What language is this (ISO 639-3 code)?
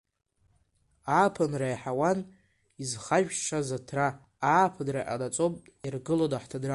abk